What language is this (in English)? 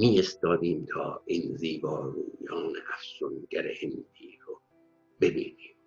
Persian